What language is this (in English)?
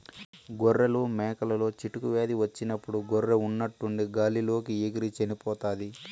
Telugu